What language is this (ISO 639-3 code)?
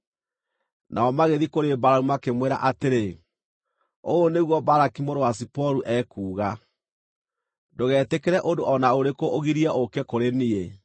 kik